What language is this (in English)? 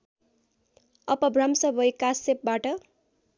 Nepali